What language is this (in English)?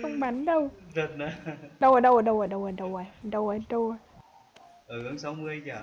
Vietnamese